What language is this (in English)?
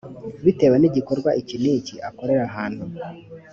Kinyarwanda